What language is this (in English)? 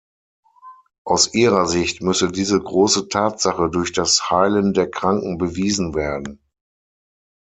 German